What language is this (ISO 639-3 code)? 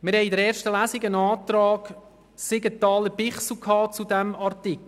gsw